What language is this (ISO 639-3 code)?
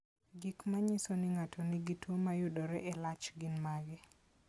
luo